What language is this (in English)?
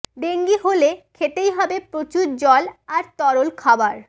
Bangla